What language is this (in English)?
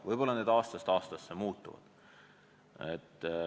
Estonian